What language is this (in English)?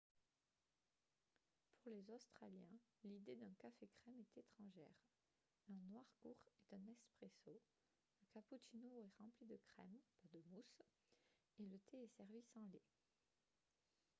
French